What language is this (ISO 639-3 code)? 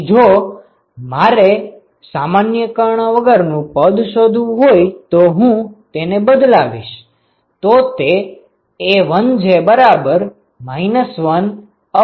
guj